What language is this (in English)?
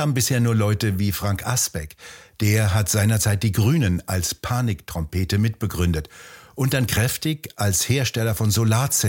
German